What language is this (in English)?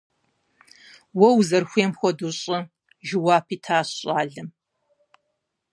Kabardian